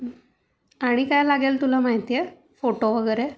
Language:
Marathi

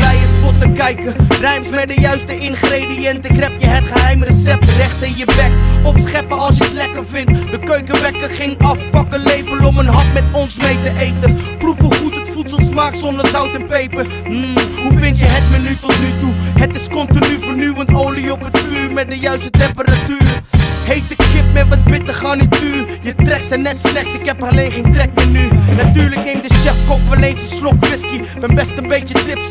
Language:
Dutch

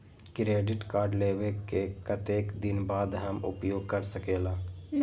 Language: Magahi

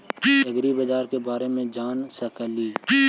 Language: Magahi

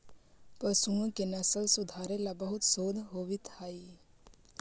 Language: Magahi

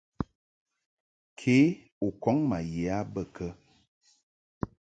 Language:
Mungaka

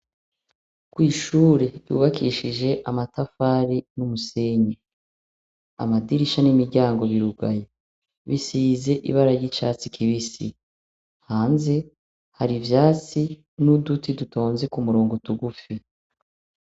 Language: Rundi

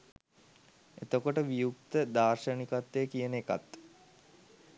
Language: Sinhala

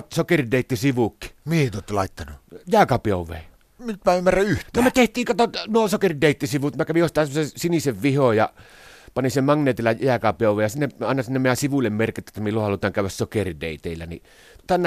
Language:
Finnish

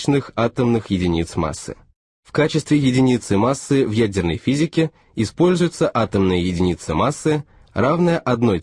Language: Russian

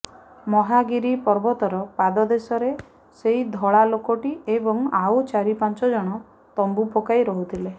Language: Odia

